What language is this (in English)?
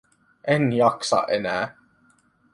Finnish